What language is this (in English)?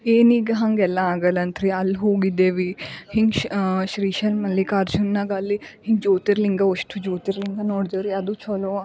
Kannada